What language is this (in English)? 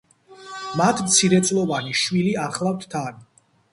Georgian